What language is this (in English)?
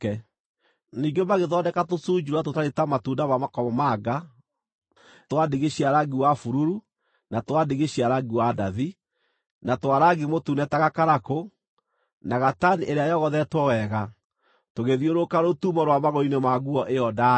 Kikuyu